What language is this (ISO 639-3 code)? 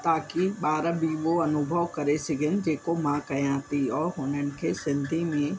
snd